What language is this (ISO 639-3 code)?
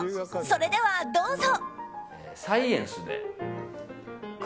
jpn